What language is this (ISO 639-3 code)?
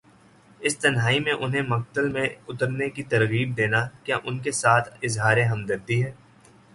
urd